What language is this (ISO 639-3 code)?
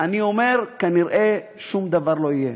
heb